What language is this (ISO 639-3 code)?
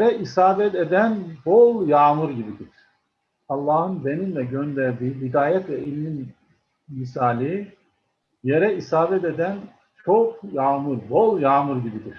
tur